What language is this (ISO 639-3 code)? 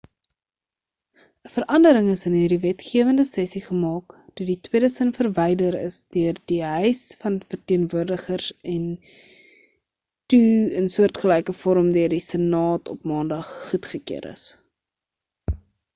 afr